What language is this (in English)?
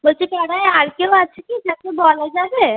Bangla